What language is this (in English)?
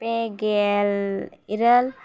Santali